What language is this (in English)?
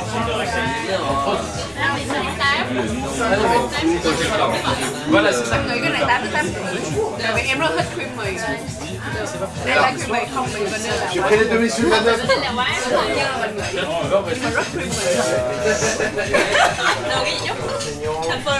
Vietnamese